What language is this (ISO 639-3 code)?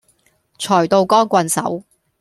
yue